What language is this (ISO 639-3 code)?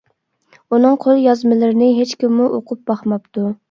uig